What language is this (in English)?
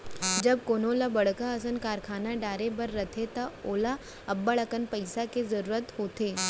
Chhattisgarhi